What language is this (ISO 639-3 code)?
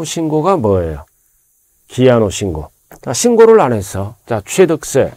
kor